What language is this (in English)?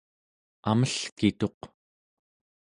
Central Yupik